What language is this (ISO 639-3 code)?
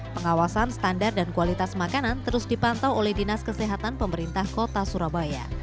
ind